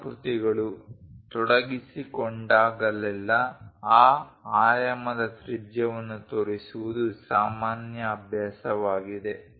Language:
Kannada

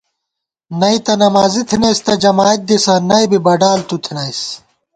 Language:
Gawar-Bati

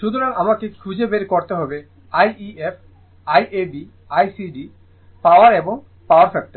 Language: Bangla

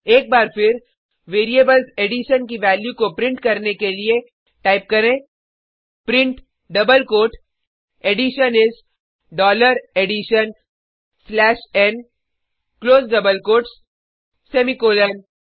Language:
Hindi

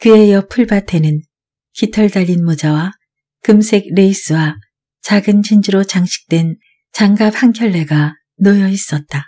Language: Korean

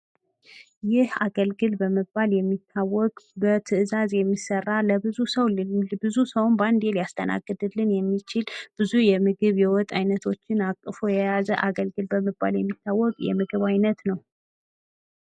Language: Amharic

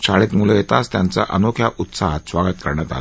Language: Marathi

